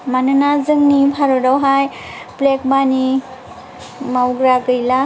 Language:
Bodo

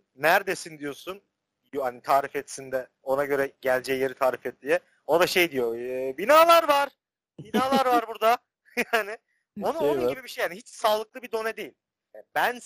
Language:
Turkish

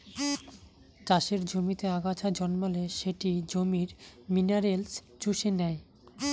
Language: Bangla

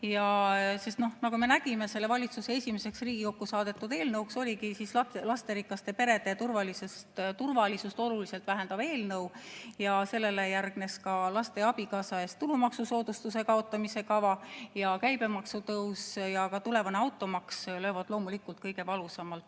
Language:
Estonian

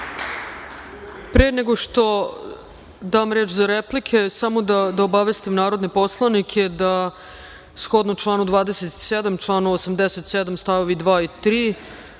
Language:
Serbian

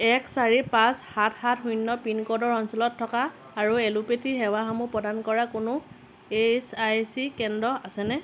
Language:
Assamese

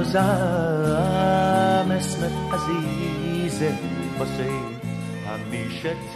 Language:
Persian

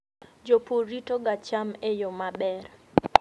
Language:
Luo (Kenya and Tanzania)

